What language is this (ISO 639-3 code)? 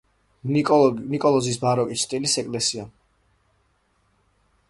kat